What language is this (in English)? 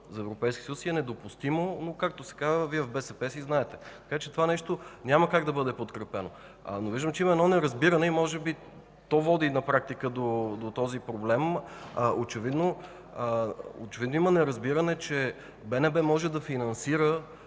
Bulgarian